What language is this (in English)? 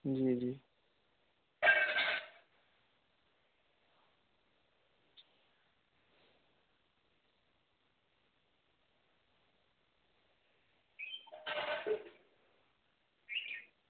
Dogri